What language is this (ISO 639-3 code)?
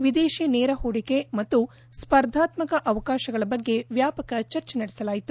kan